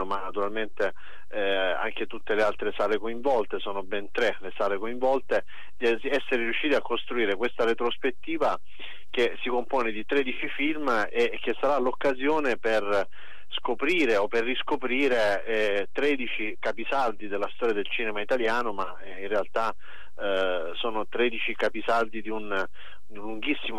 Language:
Italian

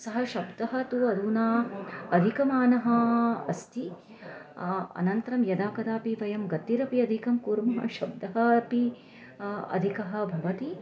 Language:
Sanskrit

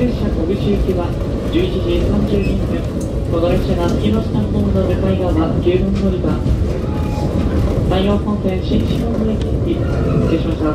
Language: Japanese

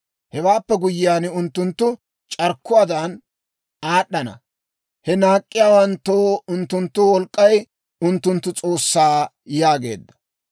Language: Dawro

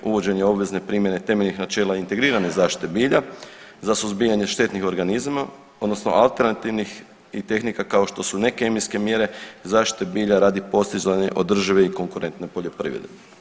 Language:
Croatian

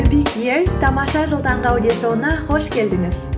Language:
Kazakh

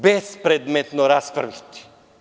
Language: Serbian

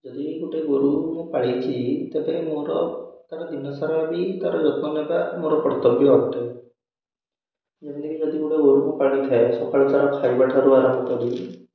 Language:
Odia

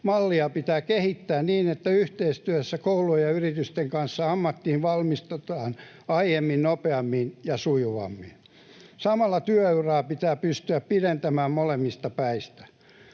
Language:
Finnish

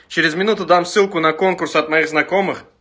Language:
Russian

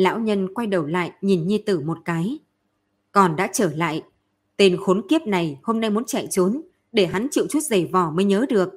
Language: Vietnamese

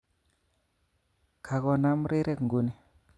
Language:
Kalenjin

